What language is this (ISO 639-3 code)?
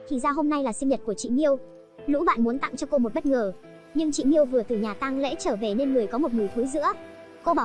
vie